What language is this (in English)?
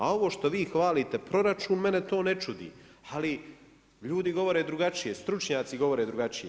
Croatian